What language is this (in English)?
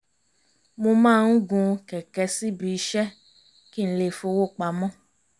Yoruba